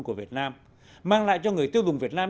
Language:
Vietnamese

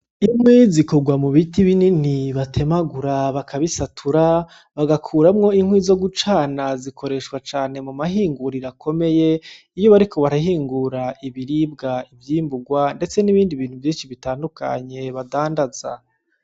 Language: Rundi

